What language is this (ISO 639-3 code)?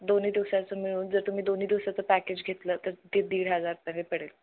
mar